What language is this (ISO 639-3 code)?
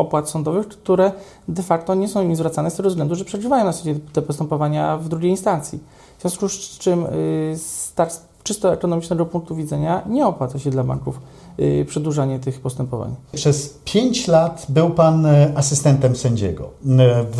pol